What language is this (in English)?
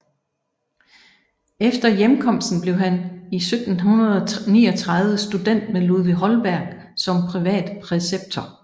Danish